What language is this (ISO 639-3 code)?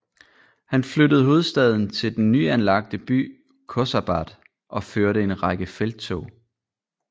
dan